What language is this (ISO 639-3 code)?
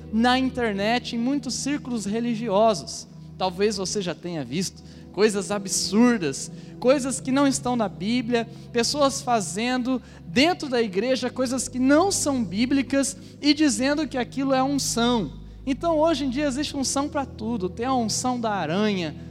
por